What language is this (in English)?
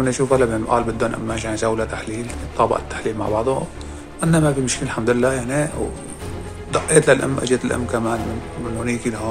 Arabic